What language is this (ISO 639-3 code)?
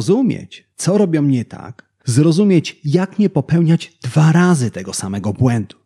pol